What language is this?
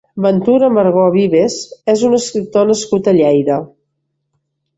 Catalan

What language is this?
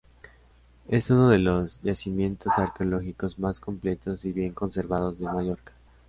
Spanish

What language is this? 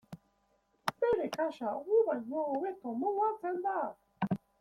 Basque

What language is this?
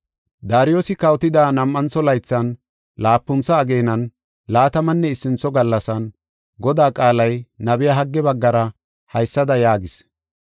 Gofa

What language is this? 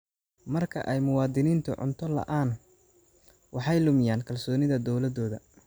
Somali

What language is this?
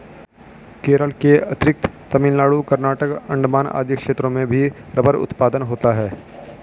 Hindi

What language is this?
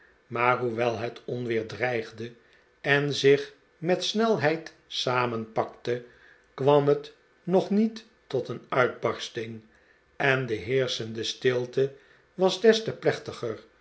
Dutch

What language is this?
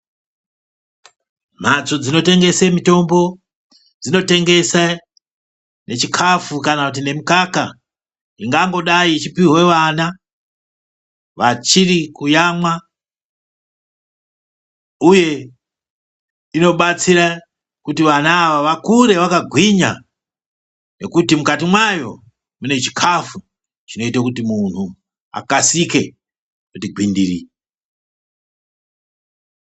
Ndau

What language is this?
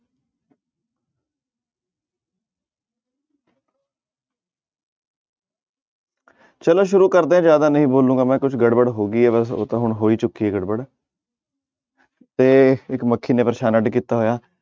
Punjabi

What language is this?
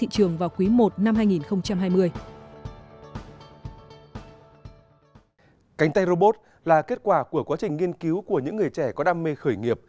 Vietnamese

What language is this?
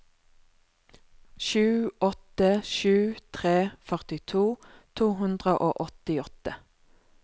Norwegian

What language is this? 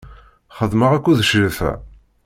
Kabyle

